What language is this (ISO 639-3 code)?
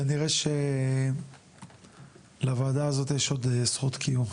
heb